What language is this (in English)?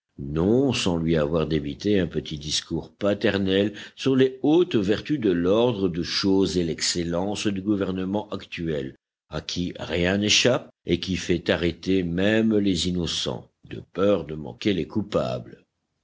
French